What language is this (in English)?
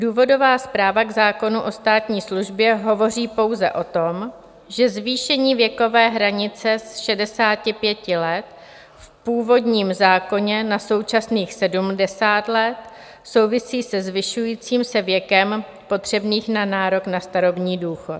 Czech